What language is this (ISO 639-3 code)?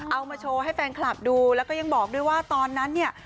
tha